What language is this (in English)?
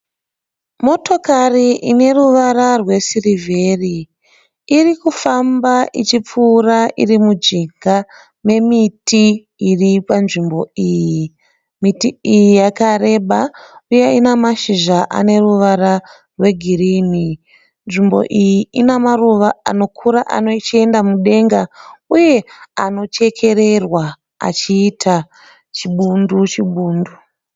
Shona